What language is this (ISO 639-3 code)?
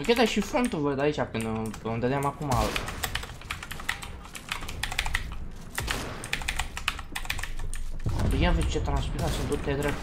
ron